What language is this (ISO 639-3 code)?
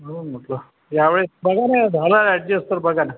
mar